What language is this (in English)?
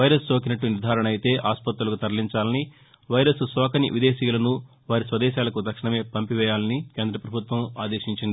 Telugu